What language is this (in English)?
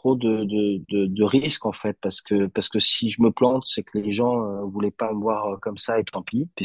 French